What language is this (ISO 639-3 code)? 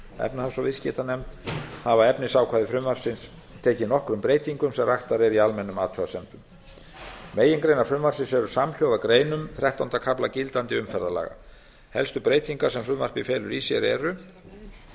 isl